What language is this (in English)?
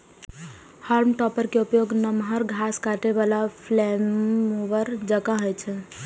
Maithili